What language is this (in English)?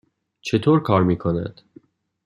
Persian